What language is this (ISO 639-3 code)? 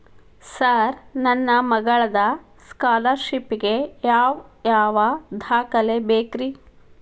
kan